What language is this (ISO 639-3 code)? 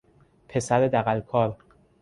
fas